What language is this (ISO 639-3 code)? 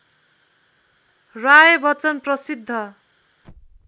nep